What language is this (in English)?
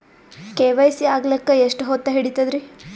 Kannada